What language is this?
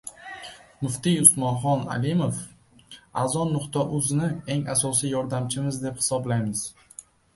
Uzbek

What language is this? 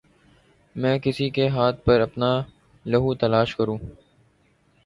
Urdu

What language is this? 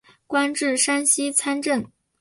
Chinese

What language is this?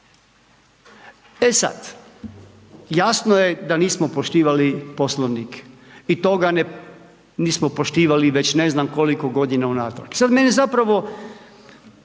Croatian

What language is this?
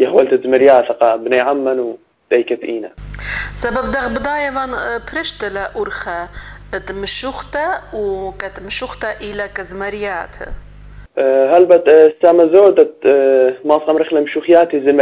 Arabic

